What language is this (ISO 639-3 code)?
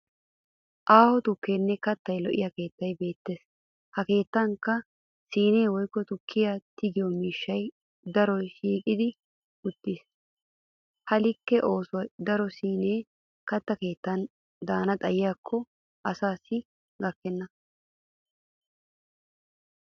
wal